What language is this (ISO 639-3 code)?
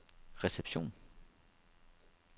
dan